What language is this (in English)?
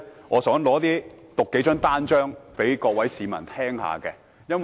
Cantonese